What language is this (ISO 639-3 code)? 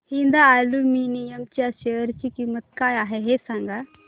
mar